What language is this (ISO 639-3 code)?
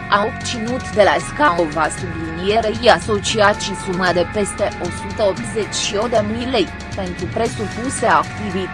ron